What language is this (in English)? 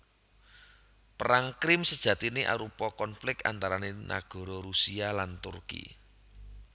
Javanese